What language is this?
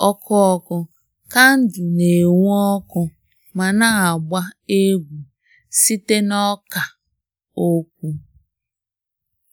Igbo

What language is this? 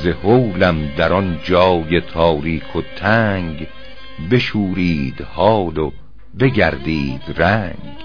Persian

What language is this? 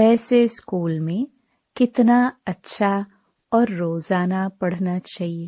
Hindi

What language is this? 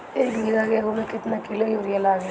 Bhojpuri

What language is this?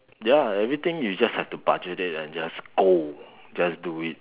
English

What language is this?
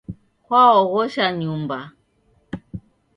Taita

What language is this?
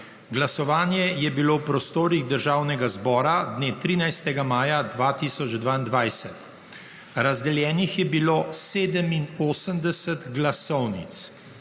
Slovenian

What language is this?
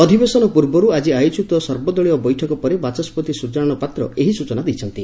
Odia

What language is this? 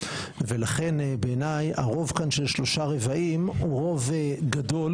Hebrew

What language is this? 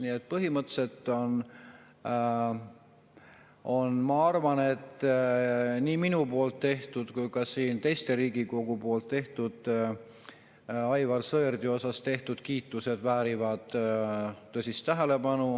Estonian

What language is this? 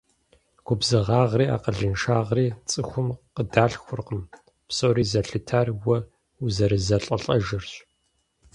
Kabardian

